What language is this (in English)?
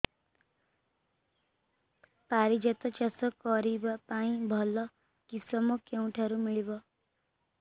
Odia